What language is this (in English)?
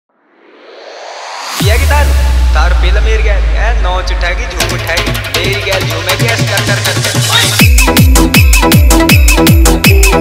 Arabic